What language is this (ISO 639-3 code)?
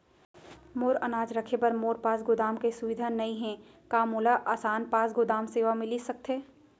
hne